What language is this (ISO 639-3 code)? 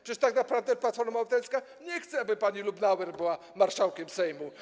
pol